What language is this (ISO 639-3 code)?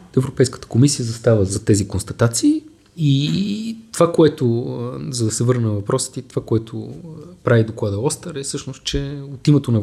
bul